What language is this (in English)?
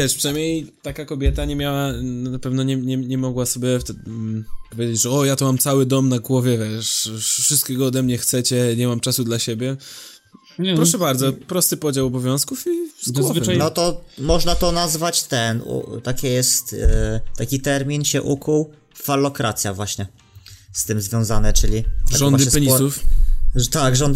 Polish